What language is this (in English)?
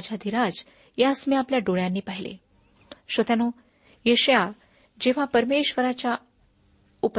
Marathi